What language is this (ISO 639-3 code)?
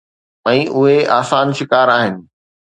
snd